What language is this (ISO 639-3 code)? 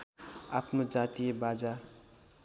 nep